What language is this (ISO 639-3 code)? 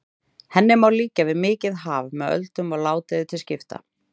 isl